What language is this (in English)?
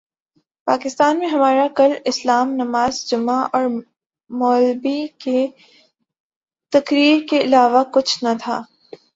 Urdu